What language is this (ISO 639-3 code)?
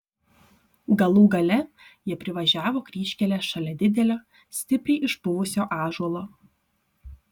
lit